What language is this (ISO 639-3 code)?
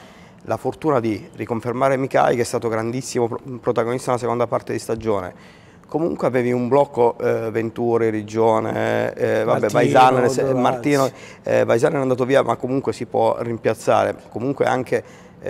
ita